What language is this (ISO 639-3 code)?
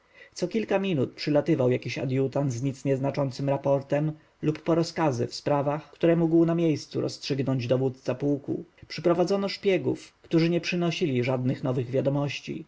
pol